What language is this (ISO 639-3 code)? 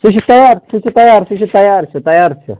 kas